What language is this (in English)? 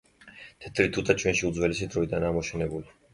Georgian